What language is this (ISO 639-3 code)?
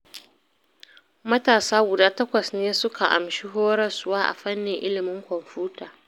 hau